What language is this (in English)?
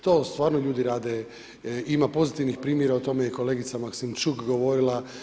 Croatian